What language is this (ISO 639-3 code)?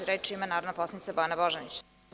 srp